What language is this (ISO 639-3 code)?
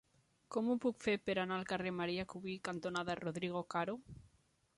cat